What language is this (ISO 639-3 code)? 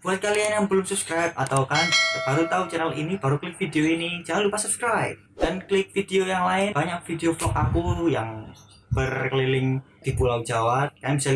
ind